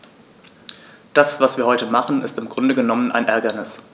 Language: German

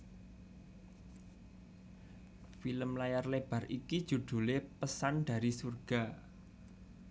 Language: Javanese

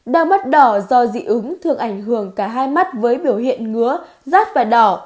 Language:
Vietnamese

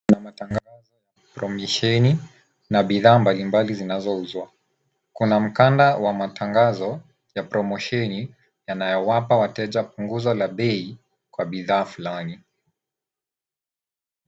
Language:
Swahili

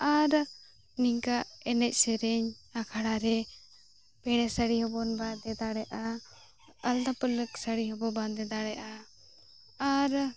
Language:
Santali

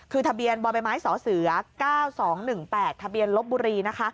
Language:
Thai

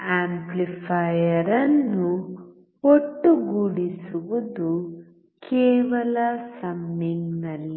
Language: Kannada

